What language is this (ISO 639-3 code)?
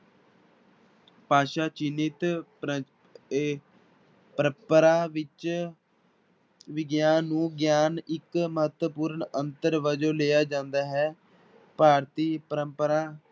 pan